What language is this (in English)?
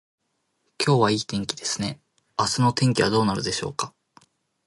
Japanese